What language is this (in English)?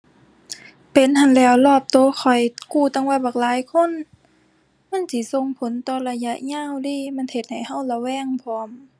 Thai